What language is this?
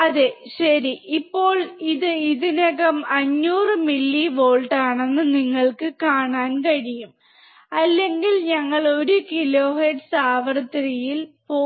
Malayalam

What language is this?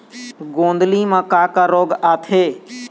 Chhattisgarhi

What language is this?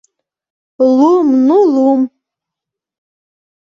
Mari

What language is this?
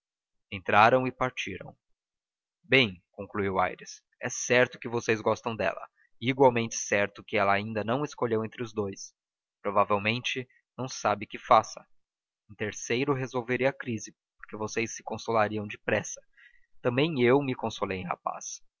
Portuguese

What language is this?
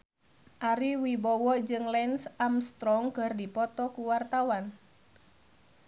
Sundanese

